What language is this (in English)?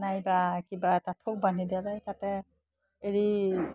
Assamese